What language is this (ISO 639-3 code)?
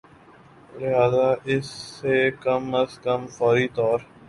urd